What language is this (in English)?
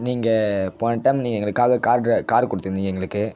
Tamil